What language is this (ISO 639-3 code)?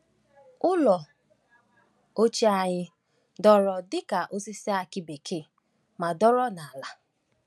ibo